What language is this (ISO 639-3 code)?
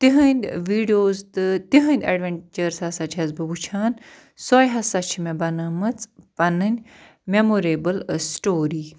kas